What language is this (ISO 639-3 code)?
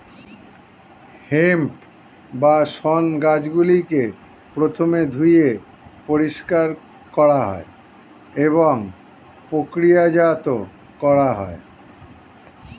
ben